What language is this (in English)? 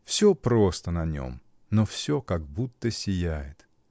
Russian